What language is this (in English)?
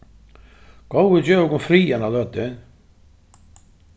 Faroese